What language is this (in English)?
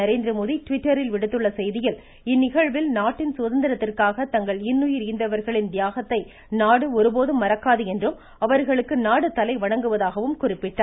Tamil